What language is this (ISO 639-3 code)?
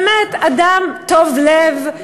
heb